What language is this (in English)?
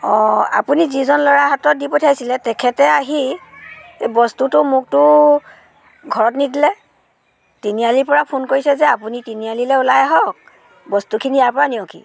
Assamese